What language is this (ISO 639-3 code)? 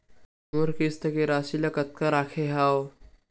hne